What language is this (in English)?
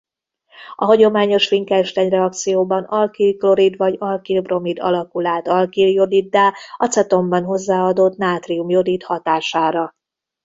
Hungarian